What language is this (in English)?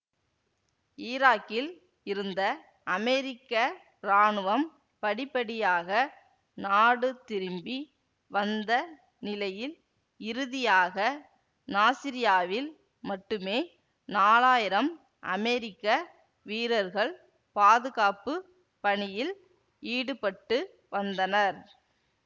Tamil